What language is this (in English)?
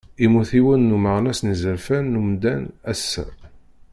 Kabyle